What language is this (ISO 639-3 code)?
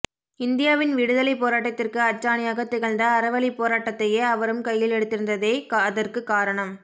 tam